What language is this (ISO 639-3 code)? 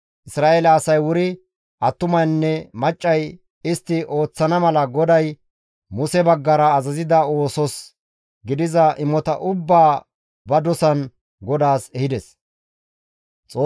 gmv